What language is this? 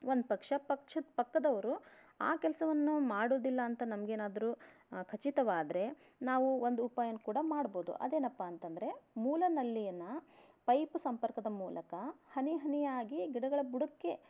Kannada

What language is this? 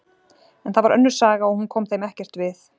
Icelandic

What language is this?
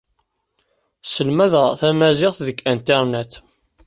Kabyle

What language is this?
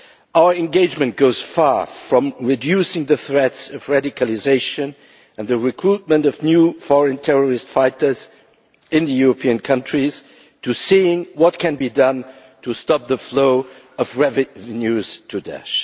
English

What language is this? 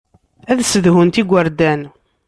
Kabyle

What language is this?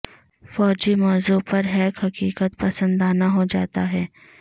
Urdu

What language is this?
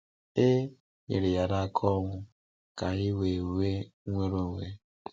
Igbo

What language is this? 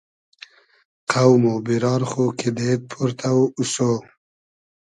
Hazaragi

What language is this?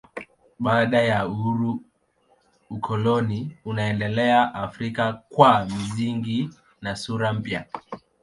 Swahili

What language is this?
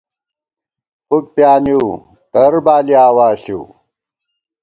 Gawar-Bati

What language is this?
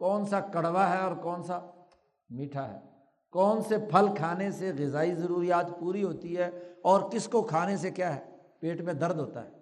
Urdu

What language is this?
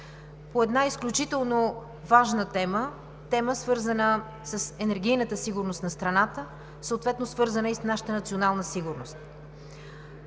Bulgarian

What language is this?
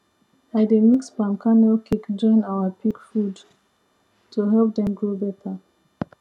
Nigerian Pidgin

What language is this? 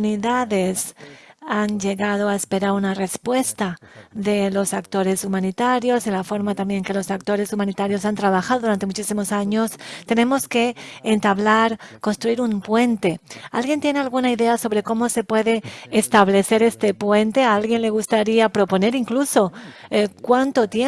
Spanish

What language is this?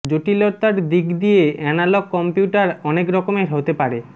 Bangla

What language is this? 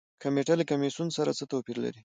Pashto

